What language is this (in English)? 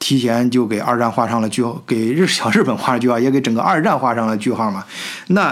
Chinese